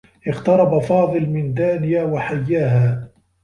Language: Arabic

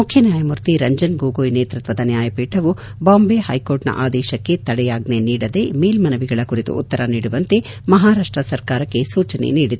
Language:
Kannada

